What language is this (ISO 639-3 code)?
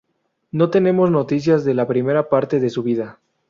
spa